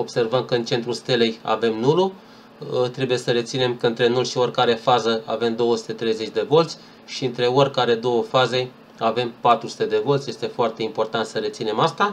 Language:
Romanian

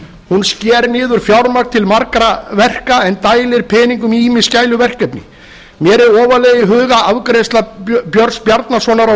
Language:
Icelandic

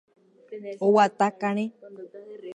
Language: Guarani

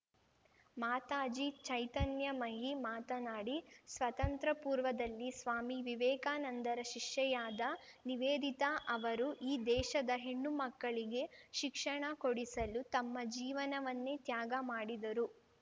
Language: Kannada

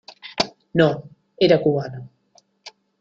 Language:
Spanish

